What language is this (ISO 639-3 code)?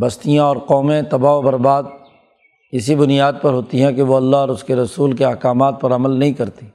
urd